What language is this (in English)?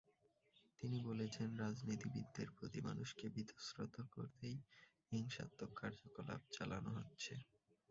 Bangla